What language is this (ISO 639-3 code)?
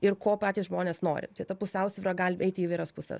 lit